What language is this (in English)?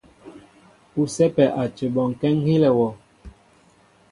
Mbo (Cameroon)